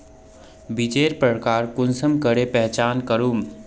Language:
Magahi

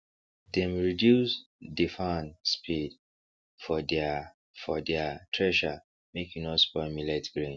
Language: Nigerian Pidgin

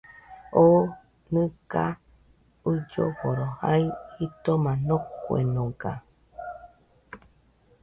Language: Nüpode Huitoto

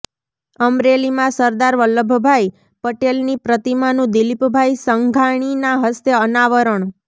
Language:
Gujarati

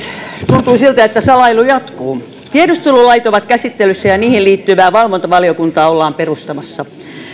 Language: Finnish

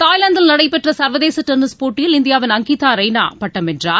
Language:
Tamil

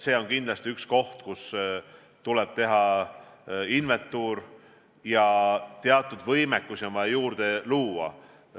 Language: Estonian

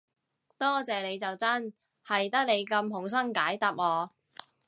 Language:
Cantonese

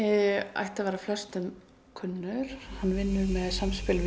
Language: Icelandic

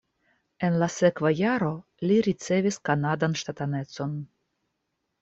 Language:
Esperanto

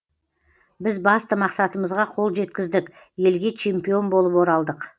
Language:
Kazakh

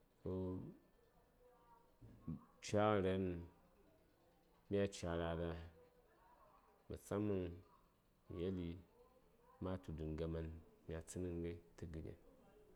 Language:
Saya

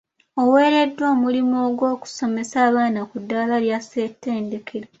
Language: Ganda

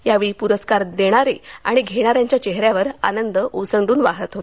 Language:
Marathi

